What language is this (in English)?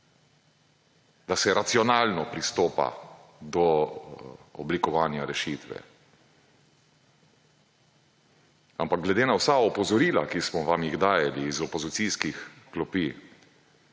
Slovenian